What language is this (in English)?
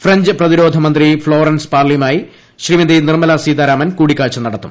Malayalam